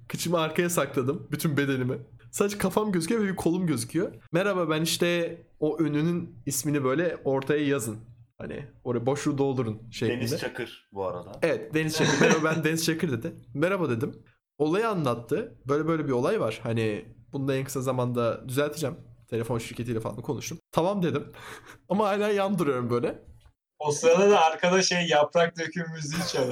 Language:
Turkish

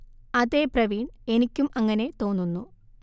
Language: Malayalam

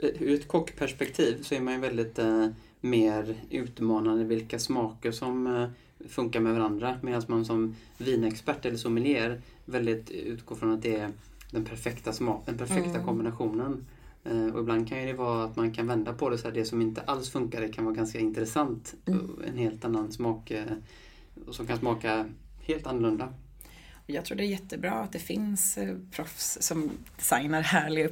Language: Swedish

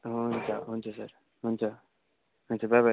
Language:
Nepali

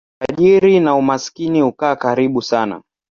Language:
Swahili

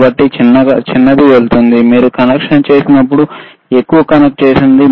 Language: Telugu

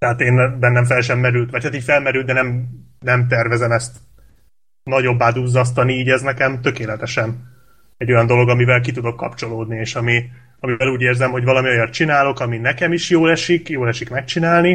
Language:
Hungarian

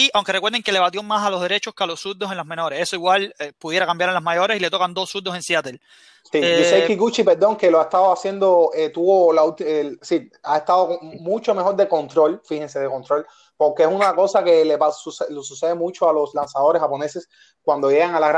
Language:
Spanish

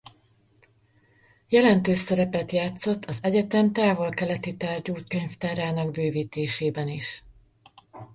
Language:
Hungarian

